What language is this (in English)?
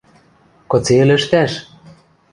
Western Mari